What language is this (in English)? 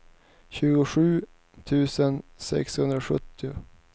Swedish